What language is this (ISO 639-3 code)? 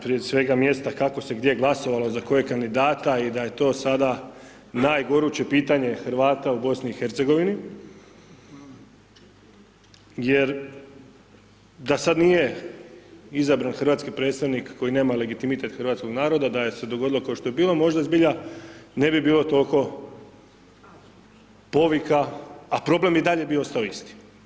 hrv